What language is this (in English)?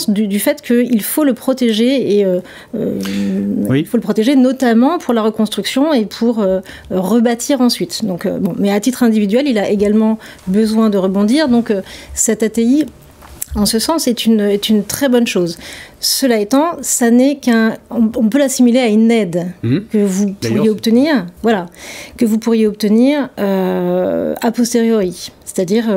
French